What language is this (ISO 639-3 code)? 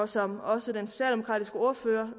dan